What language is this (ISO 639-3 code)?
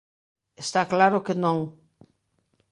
glg